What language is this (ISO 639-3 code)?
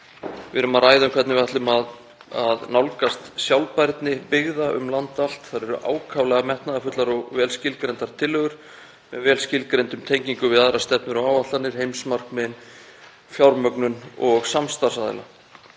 isl